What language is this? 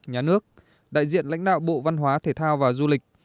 Vietnamese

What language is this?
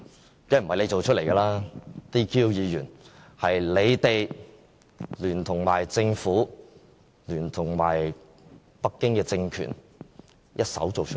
Cantonese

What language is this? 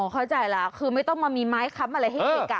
Thai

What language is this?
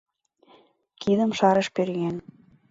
Mari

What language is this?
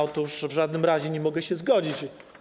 Polish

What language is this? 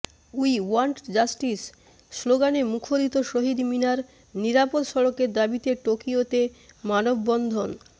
Bangla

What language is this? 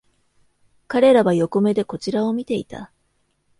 Japanese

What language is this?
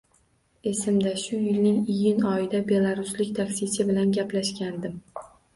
Uzbek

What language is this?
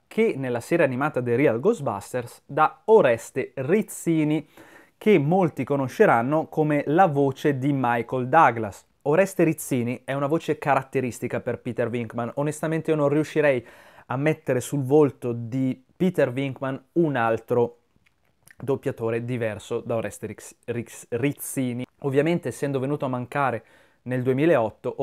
Italian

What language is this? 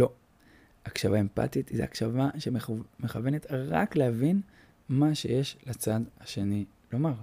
Hebrew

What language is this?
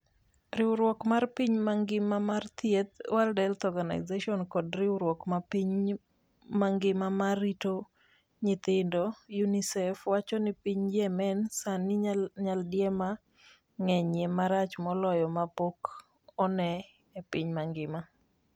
Luo (Kenya and Tanzania)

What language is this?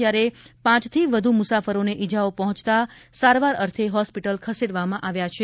Gujarati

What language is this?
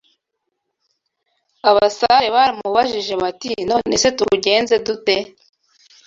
Kinyarwanda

